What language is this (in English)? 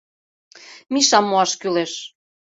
Mari